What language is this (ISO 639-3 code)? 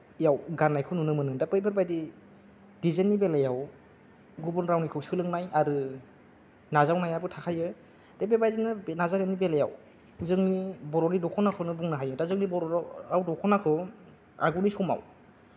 brx